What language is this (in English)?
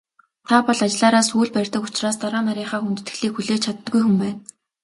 Mongolian